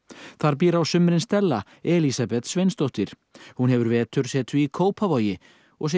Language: Icelandic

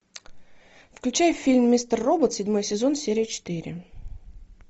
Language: Russian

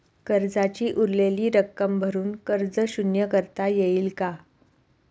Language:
Marathi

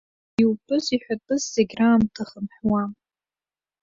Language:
Abkhazian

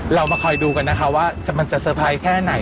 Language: Thai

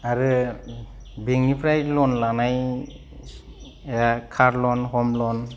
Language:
Bodo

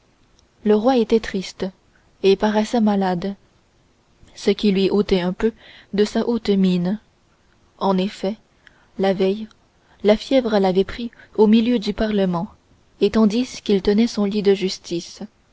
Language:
French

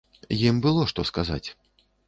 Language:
Belarusian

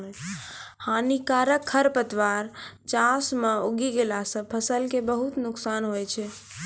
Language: Maithili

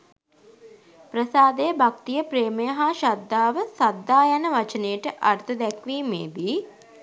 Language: Sinhala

